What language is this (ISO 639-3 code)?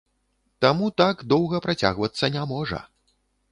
bel